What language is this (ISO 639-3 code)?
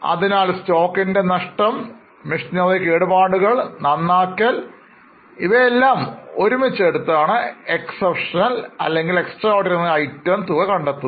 mal